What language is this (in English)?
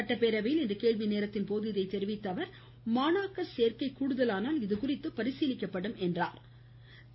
Tamil